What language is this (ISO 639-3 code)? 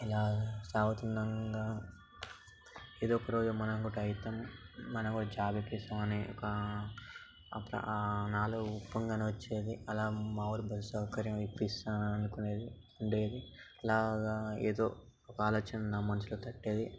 tel